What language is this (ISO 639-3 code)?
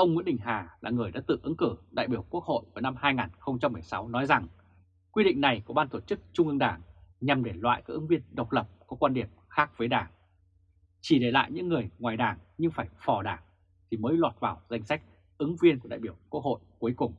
vie